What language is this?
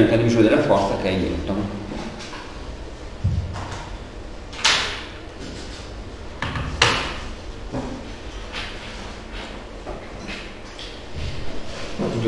Italian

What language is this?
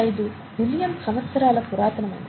Telugu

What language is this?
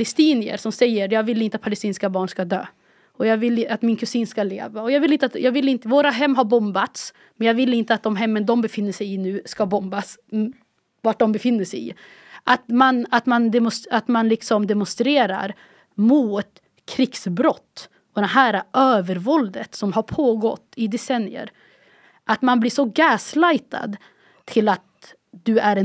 Swedish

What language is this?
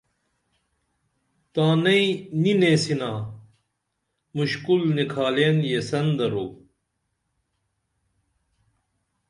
Dameli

